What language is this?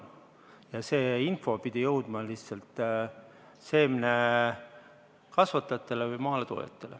Estonian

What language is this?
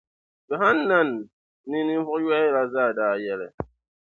Dagbani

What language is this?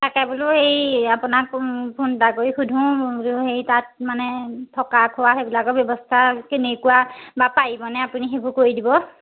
Assamese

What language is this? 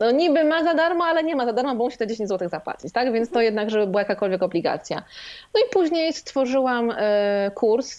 Polish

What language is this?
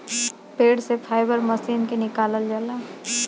Bhojpuri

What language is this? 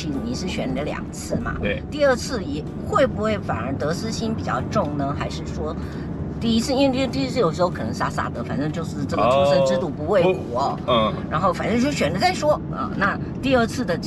Chinese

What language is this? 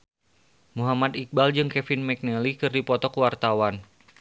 Sundanese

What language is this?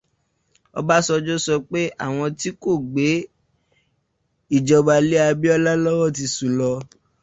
Yoruba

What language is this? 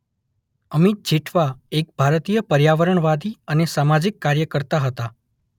Gujarati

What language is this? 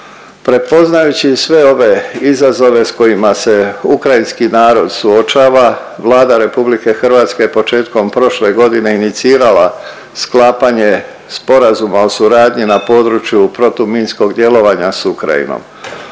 Croatian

